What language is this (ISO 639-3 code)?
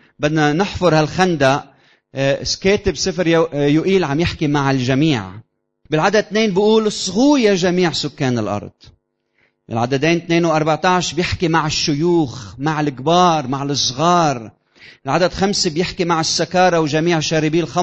ara